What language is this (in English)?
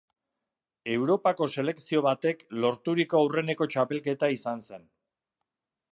Basque